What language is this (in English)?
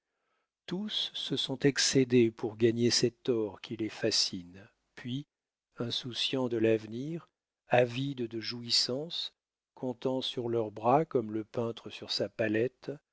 French